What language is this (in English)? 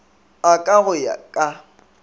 Northern Sotho